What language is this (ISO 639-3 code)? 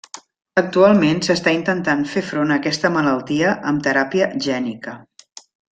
cat